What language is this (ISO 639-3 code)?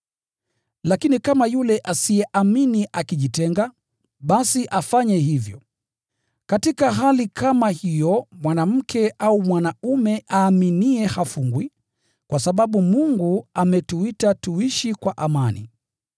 swa